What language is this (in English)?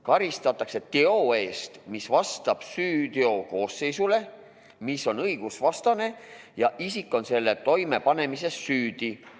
Estonian